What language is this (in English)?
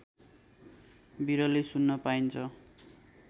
Nepali